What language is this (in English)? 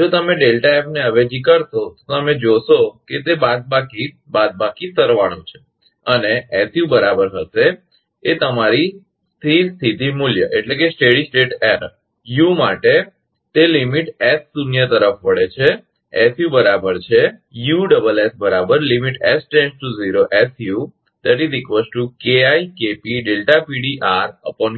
Gujarati